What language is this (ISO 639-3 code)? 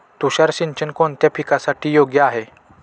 mar